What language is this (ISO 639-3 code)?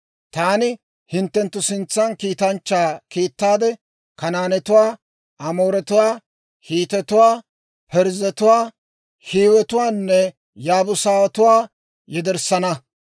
dwr